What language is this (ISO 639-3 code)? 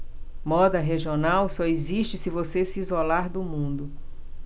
por